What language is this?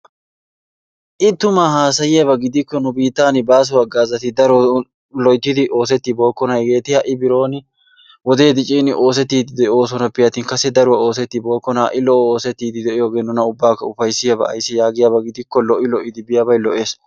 Wolaytta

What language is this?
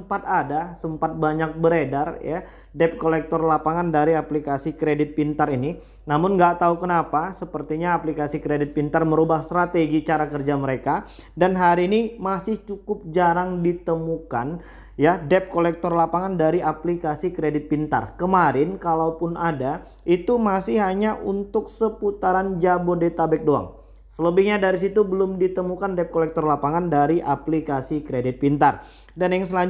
Indonesian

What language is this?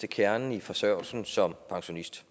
Danish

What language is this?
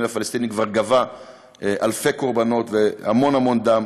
Hebrew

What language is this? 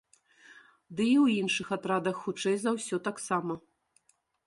Belarusian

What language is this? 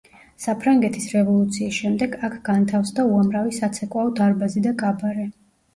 Georgian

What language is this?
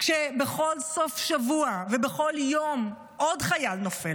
Hebrew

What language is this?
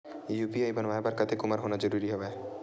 Chhattisgarhi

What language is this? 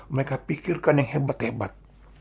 Indonesian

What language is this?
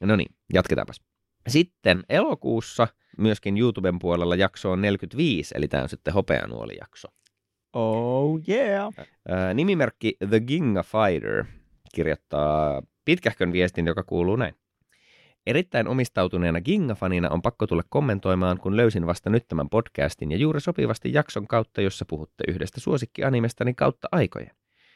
Finnish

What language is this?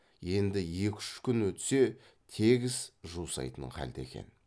Kazakh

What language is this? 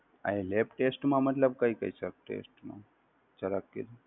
Gujarati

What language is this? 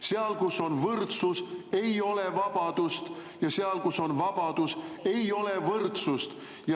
Estonian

